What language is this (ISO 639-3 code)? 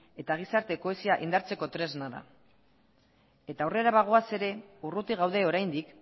eus